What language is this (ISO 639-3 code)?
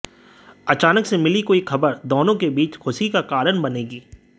hin